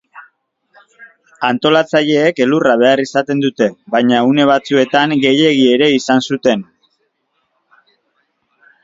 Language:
Basque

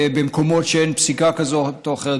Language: Hebrew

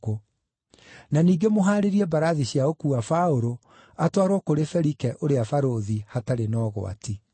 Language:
Kikuyu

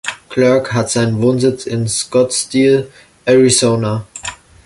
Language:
German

